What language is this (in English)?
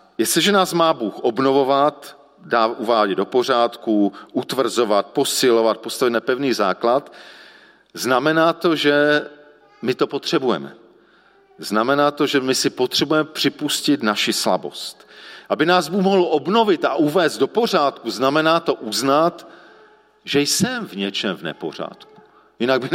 Czech